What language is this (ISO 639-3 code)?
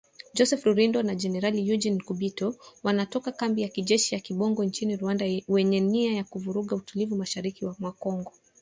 swa